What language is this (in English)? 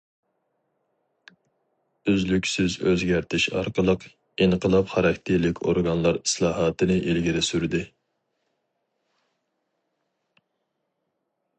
Uyghur